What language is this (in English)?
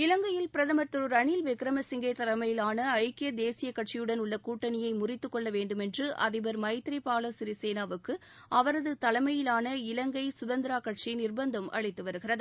Tamil